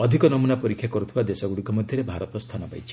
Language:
Odia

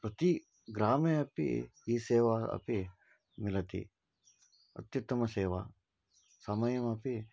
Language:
Sanskrit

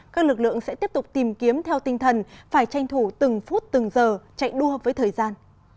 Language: Vietnamese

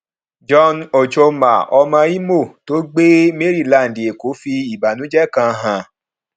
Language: Yoruba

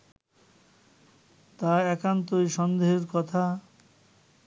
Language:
Bangla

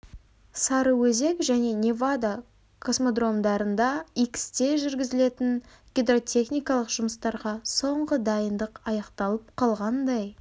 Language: Kazakh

